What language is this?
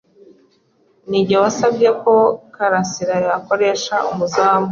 Kinyarwanda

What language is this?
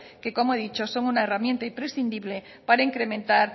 Spanish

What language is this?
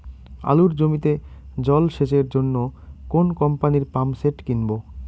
Bangla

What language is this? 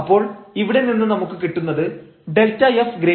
Malayalam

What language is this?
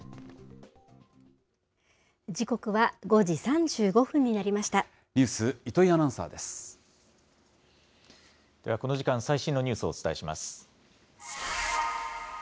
Japanese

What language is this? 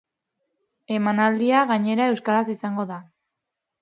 Basque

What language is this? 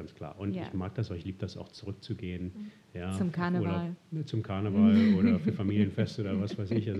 German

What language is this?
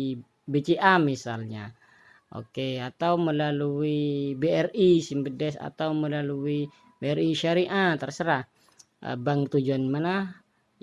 Indonesian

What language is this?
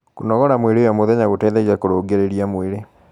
Kikuyu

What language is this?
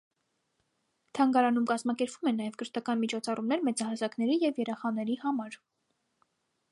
Armenian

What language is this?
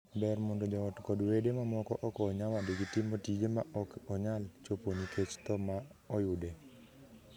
Luo (Kenya and Tanzania)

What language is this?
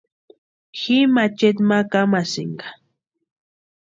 Western Highland Purepecha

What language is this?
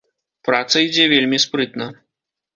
Belarusian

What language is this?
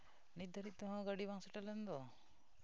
Santali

